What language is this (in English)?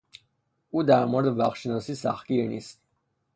Persian